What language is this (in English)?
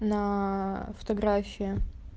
Russian